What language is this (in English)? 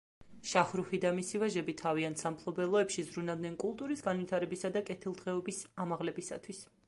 Georgian